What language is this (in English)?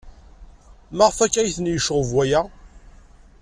Kabyle